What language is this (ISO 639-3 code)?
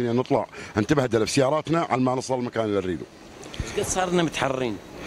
ara